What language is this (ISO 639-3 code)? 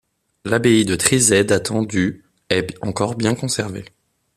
fra